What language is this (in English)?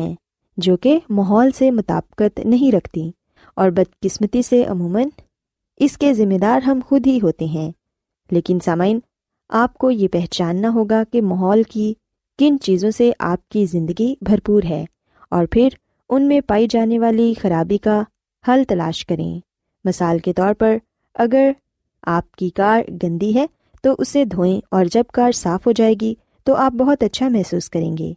Urdu